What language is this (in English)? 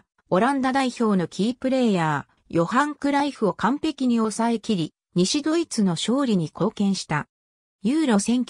Japanese